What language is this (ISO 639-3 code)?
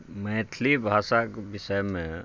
mai